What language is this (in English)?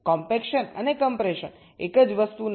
Gujarati